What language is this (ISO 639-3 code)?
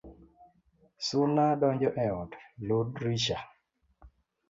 luo